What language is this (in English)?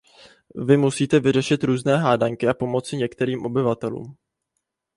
Czech